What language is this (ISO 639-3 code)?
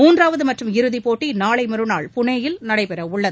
tam